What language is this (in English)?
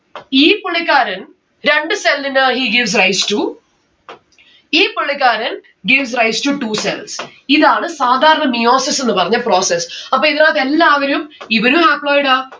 Malayalam